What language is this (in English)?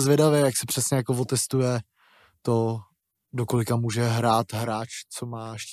Czech